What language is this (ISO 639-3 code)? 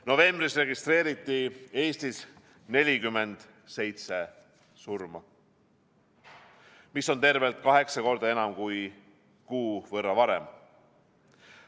est